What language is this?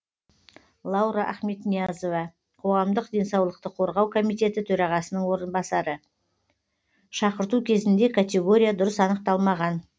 Kazakh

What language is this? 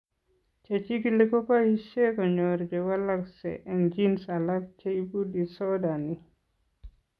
Kalenjin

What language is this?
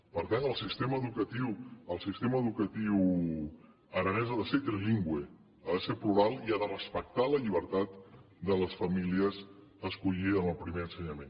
Catalan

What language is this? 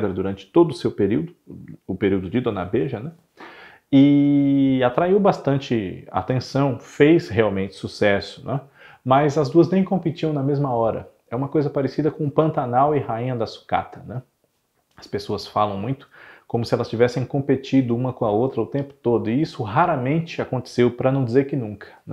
Portuguese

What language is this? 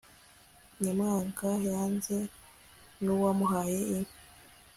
Kinyarwanda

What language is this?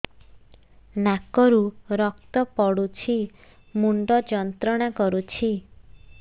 Odia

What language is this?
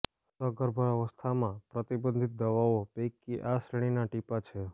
Gujarati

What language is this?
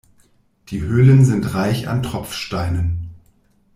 German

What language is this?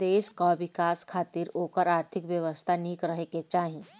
Bhojpuri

